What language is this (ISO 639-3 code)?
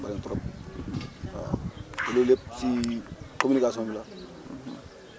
wol